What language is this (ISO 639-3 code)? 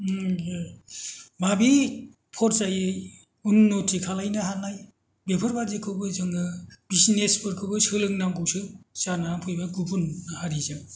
brx